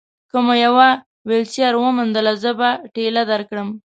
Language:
Pashto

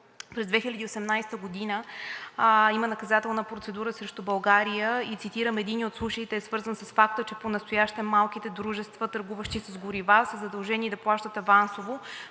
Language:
Bulgarian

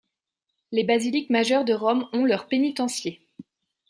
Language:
French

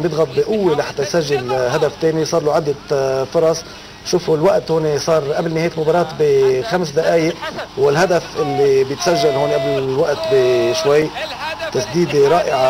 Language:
Arabic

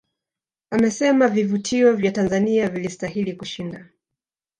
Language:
Swahili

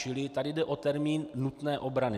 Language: Czech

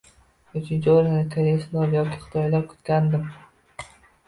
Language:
Uzbek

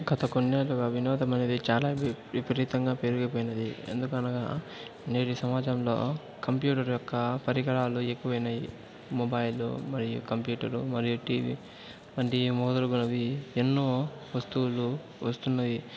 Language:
Telugu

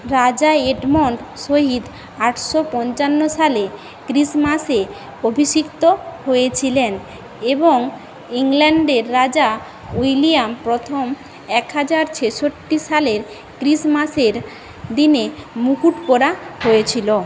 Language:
Bangla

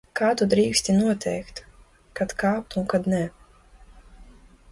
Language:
Latvian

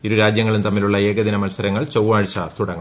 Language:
Malayalam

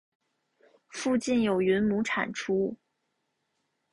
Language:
Chinese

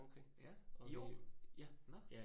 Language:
Danish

